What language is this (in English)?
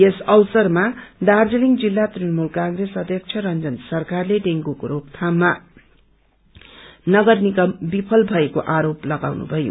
Nepali